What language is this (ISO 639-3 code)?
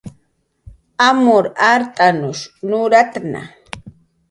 jqr